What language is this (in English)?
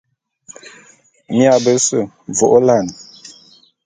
Bulu